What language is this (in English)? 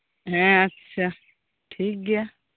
Santali